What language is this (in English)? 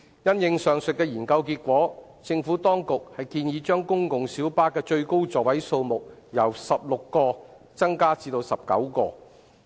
Cantonese